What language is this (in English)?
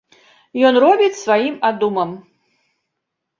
Belarusian